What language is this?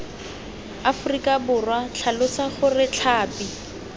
Tswana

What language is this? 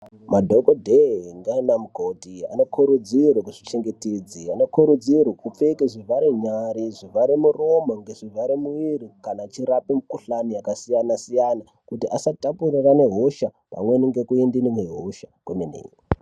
Ndau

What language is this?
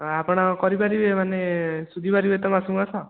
Odia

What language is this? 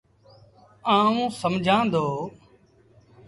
Sindhi Bhil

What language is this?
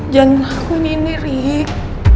Indonesian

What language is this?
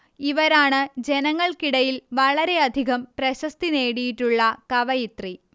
Malayalam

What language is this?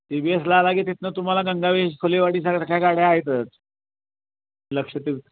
Marathi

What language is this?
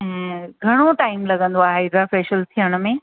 Sindhi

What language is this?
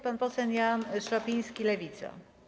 Polish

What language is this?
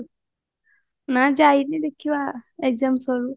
Odia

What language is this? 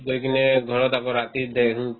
Assamese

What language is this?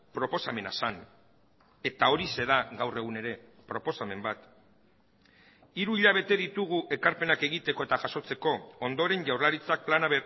Basque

